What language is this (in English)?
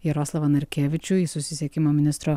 Lithuanian